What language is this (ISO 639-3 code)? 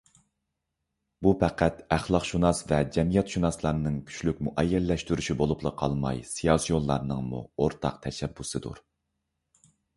uig